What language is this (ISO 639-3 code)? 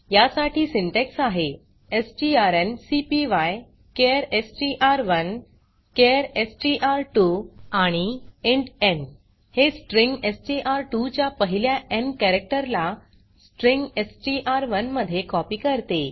mar